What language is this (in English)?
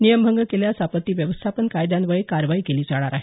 Marathi